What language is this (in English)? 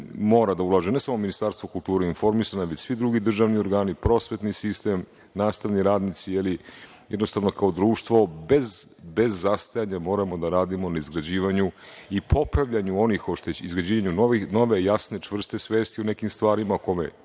Serbian